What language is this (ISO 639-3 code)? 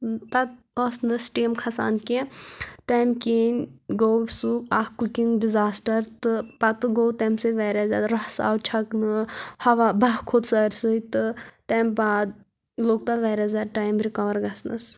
kas